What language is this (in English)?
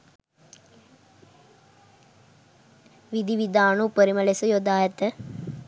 Sinhala